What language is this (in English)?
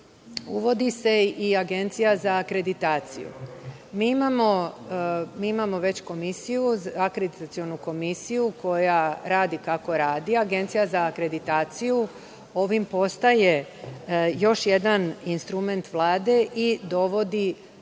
Serbian